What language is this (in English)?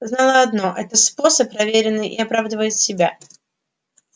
Russian